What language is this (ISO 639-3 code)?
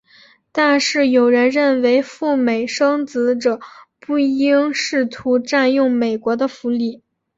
zho